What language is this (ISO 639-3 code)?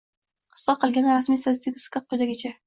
uzb